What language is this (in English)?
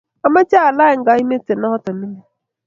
Kalenjin